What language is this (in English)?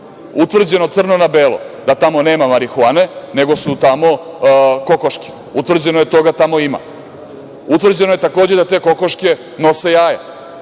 Serbian